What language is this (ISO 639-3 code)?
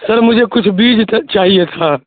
urd